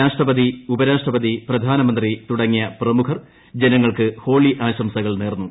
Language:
Malayalam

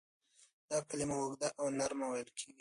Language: Pashto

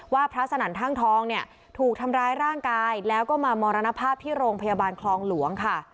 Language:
Thai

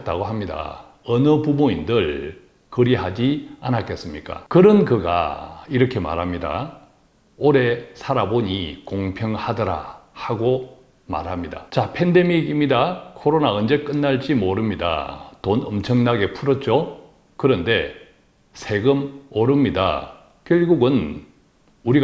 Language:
Korean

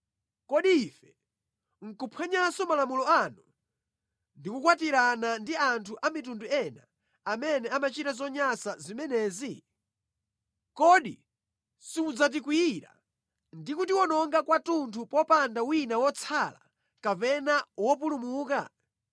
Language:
Nyanja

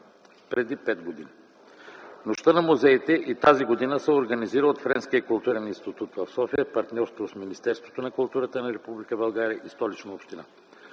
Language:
Bulgarian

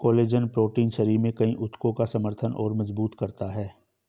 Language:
Hindi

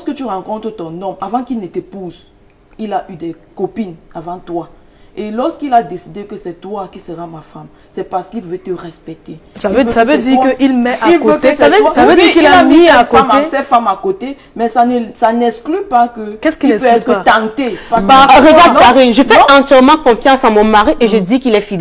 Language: French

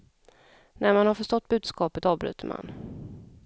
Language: Swedish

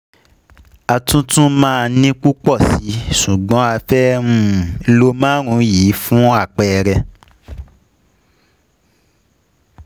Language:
Yoruba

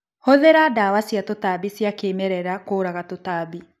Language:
Kikuyu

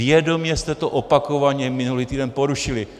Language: Czech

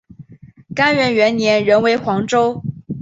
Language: Chinese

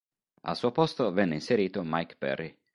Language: Italian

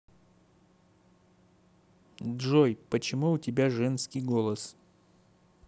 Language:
Russian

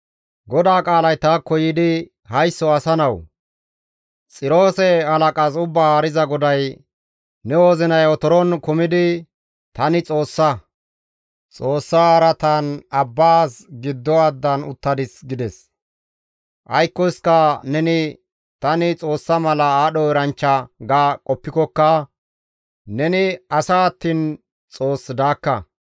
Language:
Gamo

